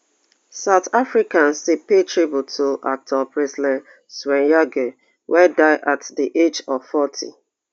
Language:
Nigerian Pidgin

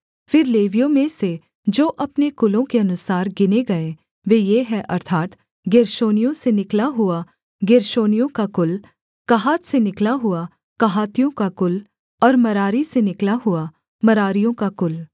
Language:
Hindi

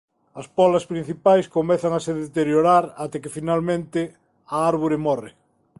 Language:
Galician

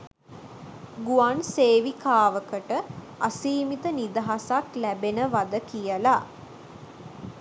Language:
Sinhala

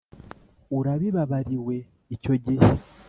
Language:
Kinyarwanda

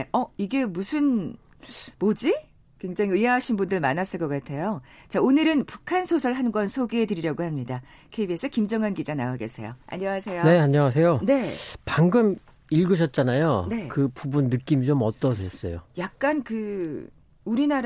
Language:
Korean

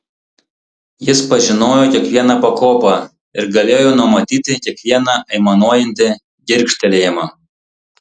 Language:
Lithuanian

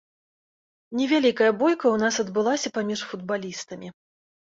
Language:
Belarusian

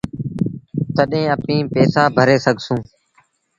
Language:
Sindhi Bhil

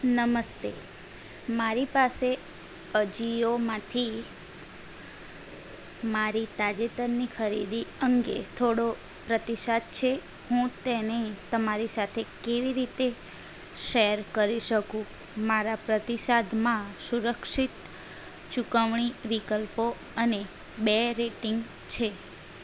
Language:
Gujarati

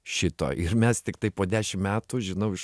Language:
Lithuanian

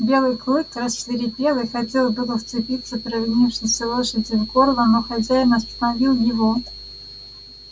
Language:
Russian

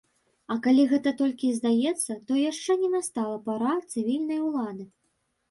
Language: Belarusian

